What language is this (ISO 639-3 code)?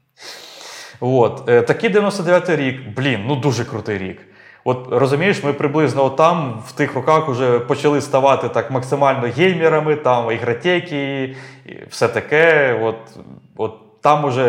ukr